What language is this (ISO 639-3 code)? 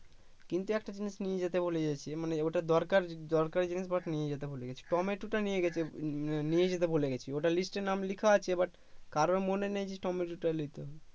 ben